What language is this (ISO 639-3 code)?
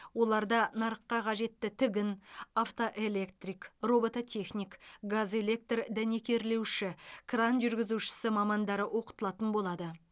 kaz